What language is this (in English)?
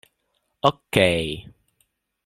Esperanto